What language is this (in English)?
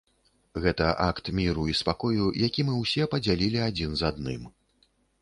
Belarusian